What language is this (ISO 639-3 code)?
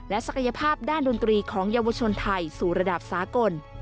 tha